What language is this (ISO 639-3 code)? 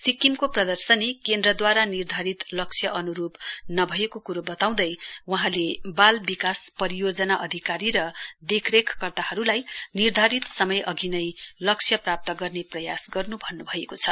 nep